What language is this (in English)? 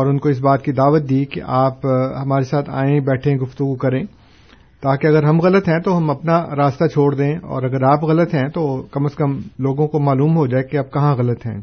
Urdu